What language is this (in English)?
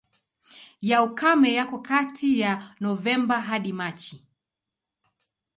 Swahili